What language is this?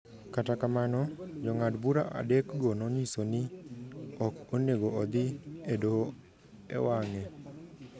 Luo (Kenya and Tanzania)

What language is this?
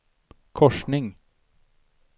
Swedish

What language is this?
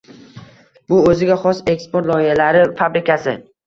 Uzbek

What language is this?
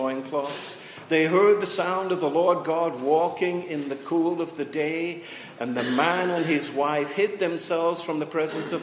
English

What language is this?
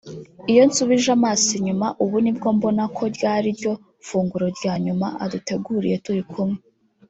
Kinyarwanda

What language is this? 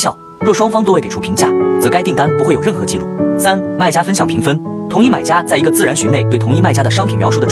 Chinese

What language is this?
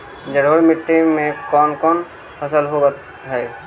Magahi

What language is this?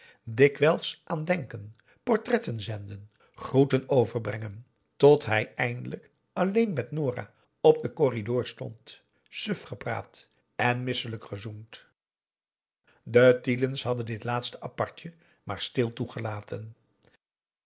Dutch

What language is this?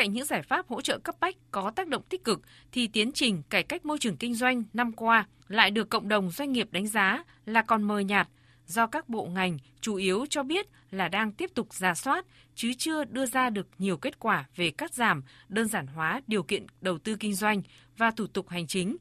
Vietnamese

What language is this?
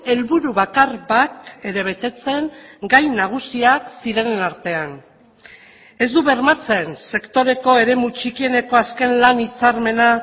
Basque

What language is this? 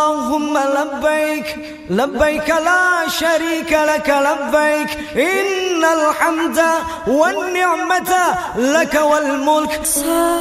Indonesian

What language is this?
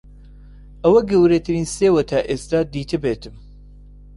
Central Kurdish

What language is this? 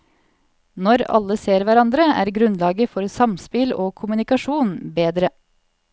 Norwegian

